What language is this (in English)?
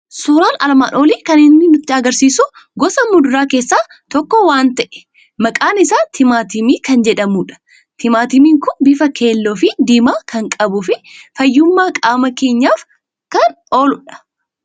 Oromo